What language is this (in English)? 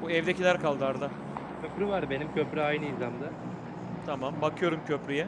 Turkish